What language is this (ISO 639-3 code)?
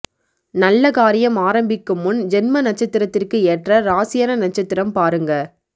tam